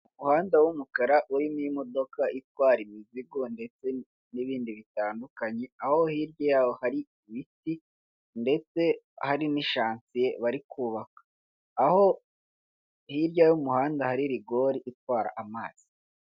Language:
Kinyarwanda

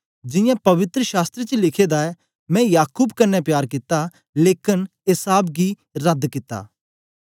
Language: Dogri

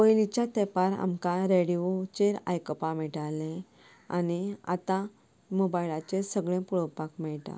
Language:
Konkani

